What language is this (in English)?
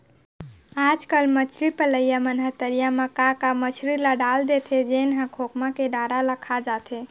Chhattisgarhi